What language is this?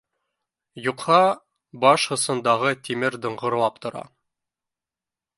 Bashkir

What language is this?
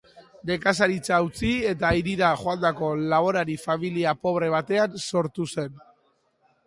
Basque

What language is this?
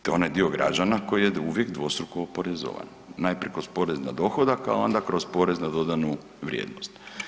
Croatian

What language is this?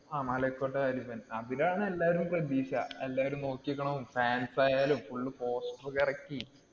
Malayalam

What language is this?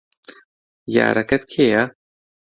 Central Kurdish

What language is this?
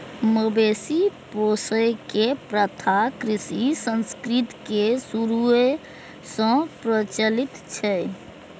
Maithili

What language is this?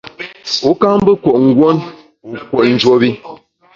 Bamun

